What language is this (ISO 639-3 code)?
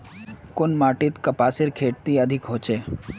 mag